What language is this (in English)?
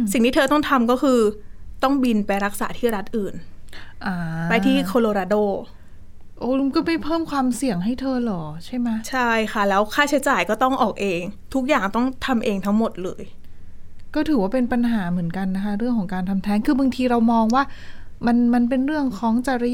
Thai